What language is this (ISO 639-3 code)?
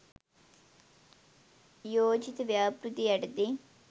sin